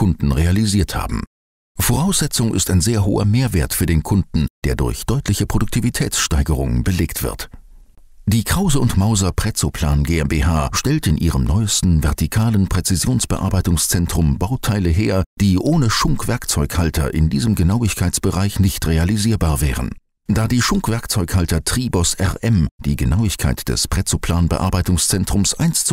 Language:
German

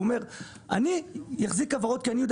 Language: Hebrew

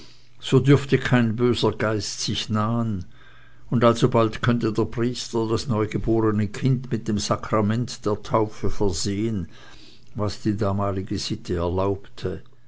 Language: German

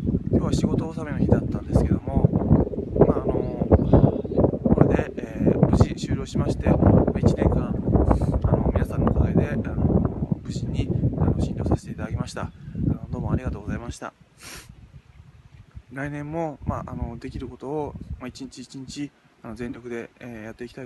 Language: Japanese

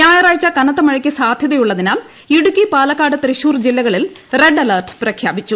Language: Malayalam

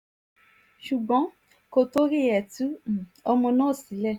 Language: Yoruba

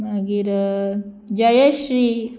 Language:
Konkani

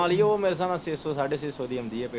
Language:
Punjabi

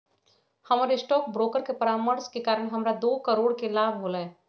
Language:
Magahi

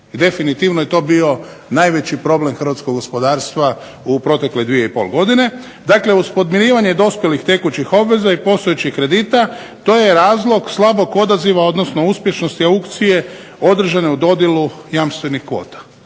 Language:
Croatian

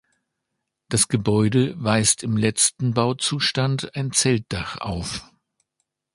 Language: German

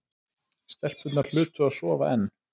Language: Icelandic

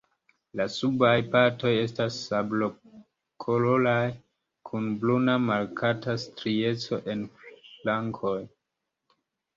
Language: Esperanto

